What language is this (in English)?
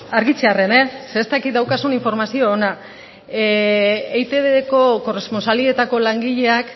Basque